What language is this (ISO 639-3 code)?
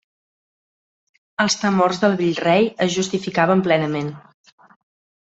cat